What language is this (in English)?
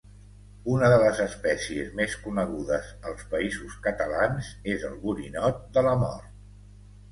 Catalan